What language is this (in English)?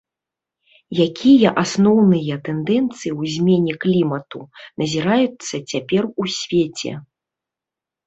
Belarusian